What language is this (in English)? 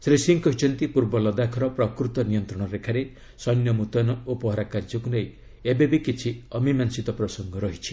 Odia